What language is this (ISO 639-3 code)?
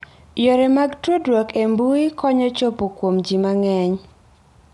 luo